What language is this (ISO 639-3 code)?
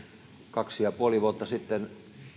fin